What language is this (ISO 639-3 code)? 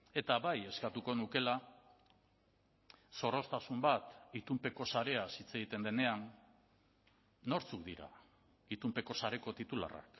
eus